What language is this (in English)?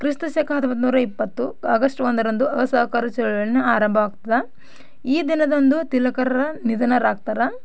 Kannada